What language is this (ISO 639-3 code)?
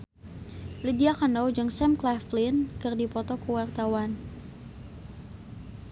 sun